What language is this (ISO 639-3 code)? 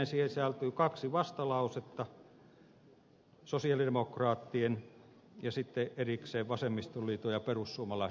fin